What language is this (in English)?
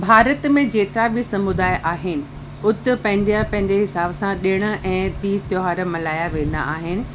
Sindhi